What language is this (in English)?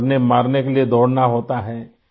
Urdu